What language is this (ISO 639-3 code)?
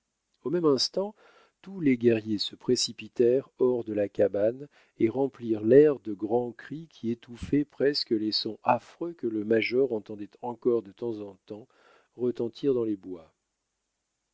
fra